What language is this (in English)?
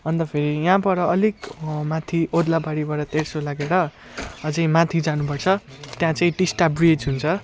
Nepali